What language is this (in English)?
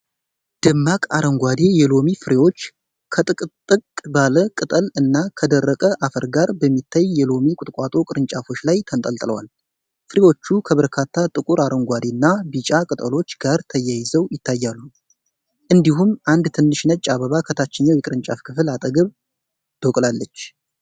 Amharic